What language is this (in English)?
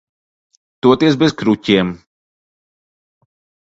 Latvian